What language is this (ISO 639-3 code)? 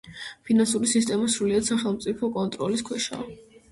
kat